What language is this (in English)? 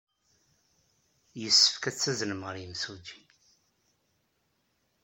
Kabyle